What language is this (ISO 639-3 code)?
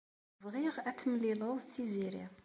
kab